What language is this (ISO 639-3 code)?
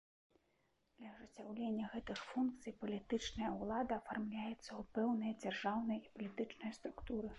bel